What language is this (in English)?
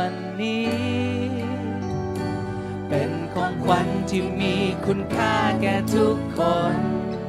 Thai